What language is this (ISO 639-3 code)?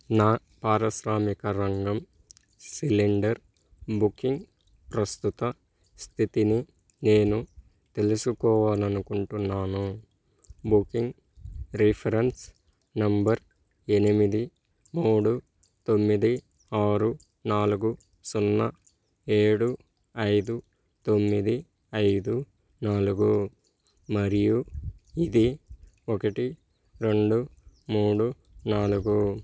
tel